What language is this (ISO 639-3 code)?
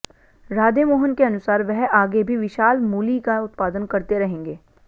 hin